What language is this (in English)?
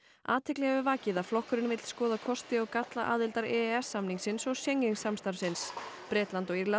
Icelandic